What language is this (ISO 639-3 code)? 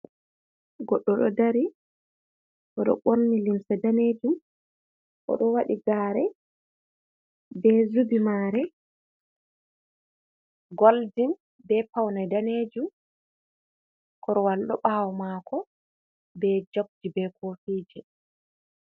ful